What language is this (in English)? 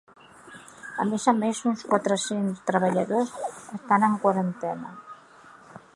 Catalan